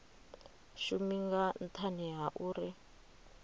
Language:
Venda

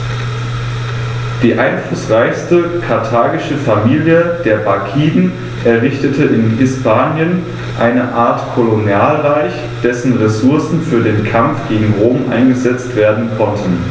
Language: German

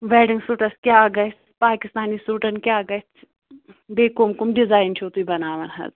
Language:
Kashmiri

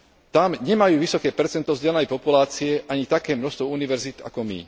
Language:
Slovak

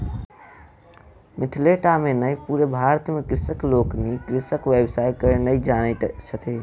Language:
Maithili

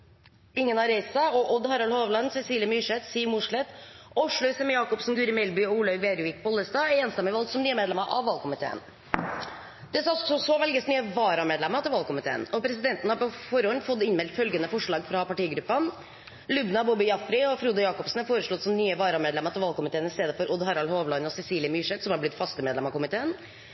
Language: Norwegian Bokmål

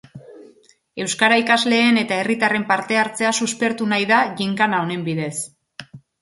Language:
Basque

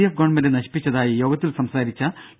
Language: Malayalam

